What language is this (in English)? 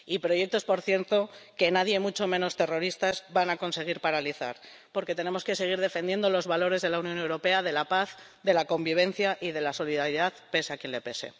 Spanish